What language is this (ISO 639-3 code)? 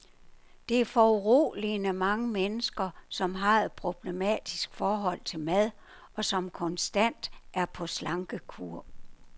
dan